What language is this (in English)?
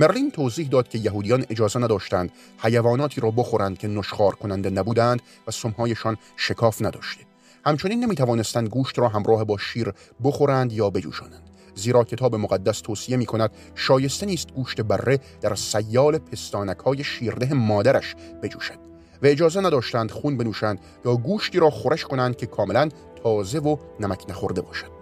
Persian